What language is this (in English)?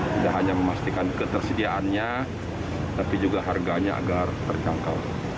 Indonesian